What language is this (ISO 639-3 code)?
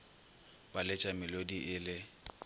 nso